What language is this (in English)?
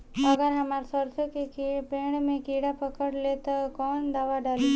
Bhojpuri